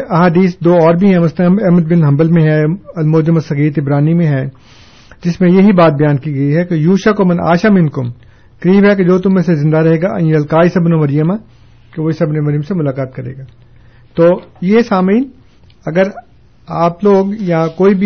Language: Urdu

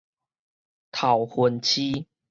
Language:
Min Nan Chinese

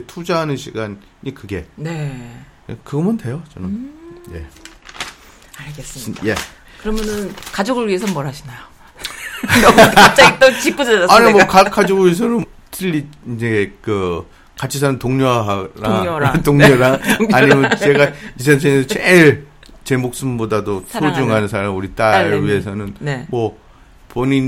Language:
Korean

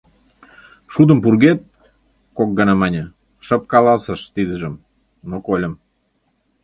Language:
Mari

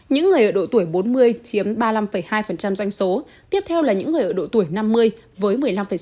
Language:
Vietnamese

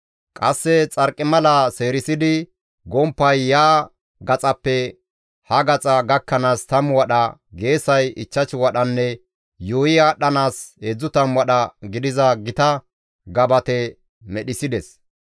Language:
Gamo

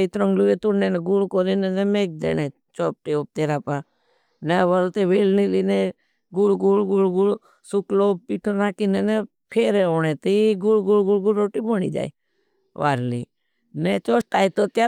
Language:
Bhili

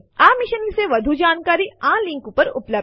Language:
Gujarati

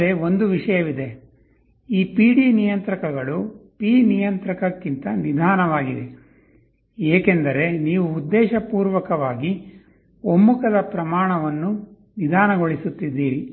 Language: Kannada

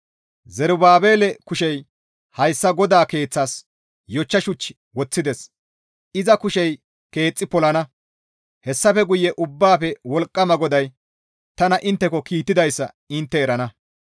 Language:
Gamo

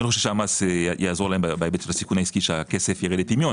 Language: Hebrew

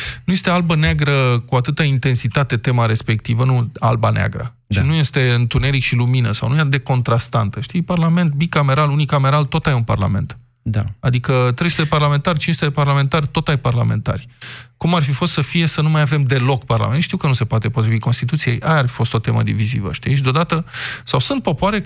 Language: Romanian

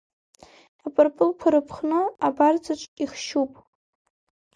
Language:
Abkhazian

